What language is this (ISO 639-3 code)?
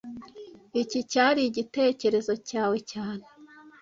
kin